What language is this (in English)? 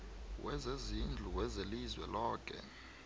South Ndebele